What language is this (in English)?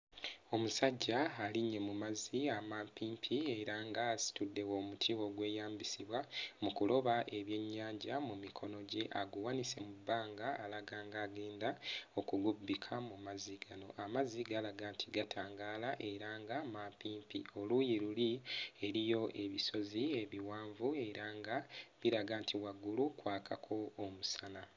Ganda